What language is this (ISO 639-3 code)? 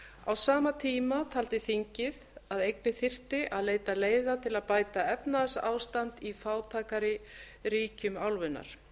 isl